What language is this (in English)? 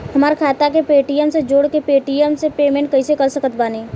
Bhojpuri